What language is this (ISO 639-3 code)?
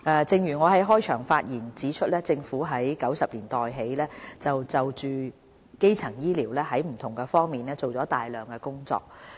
yue